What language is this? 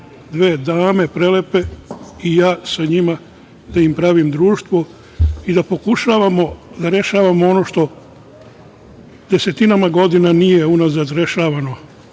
Serbian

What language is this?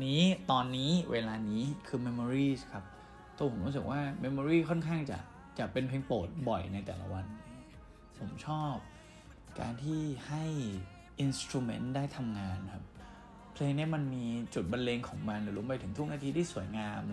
Thai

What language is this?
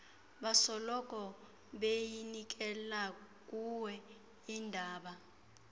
Xhosa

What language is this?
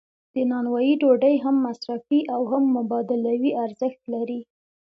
Pashto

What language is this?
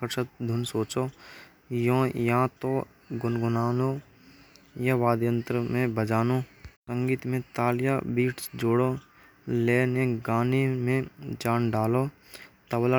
Braj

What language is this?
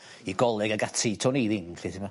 Welsh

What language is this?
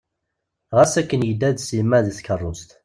Kabyle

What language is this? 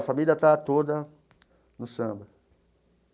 Portuguese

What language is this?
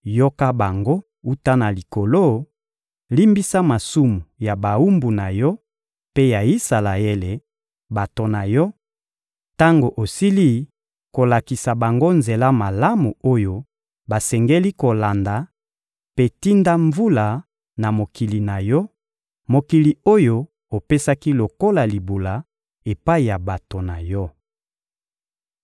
Lingala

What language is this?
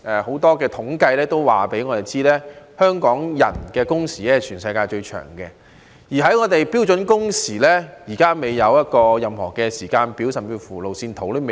Cantonese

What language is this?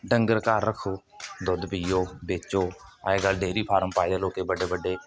Dogri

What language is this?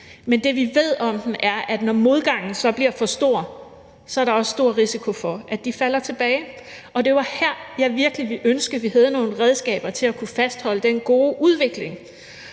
Danish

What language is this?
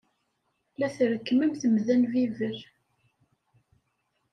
Kabyle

